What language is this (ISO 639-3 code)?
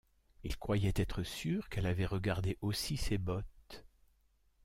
fra